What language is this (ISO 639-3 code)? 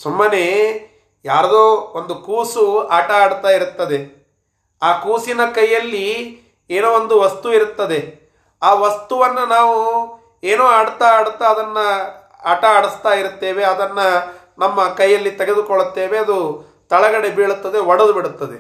kan